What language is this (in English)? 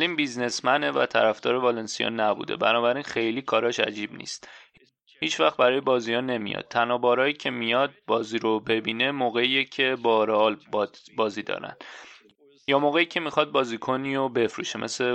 Persian